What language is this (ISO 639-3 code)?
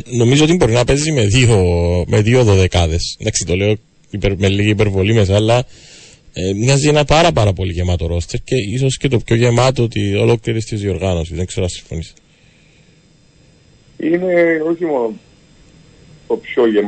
ell